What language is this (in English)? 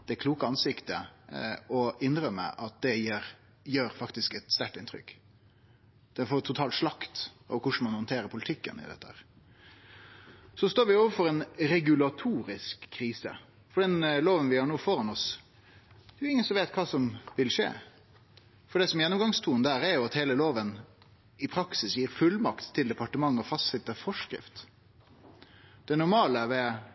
Norwegian Nynorsk